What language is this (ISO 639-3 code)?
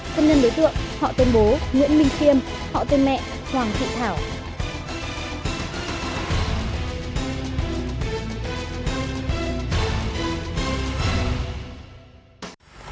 vie